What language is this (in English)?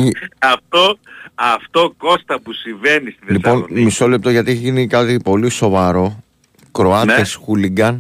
Greek